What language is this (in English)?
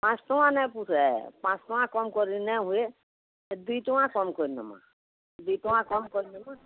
Odia